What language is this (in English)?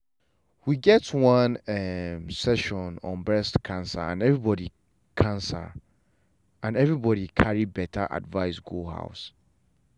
Nigerian Pidgin